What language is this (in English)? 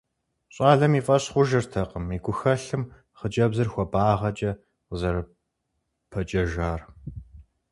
Kabardian